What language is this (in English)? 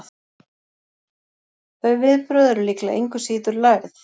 Icelandic